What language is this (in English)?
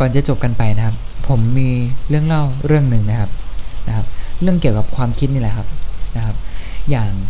Thai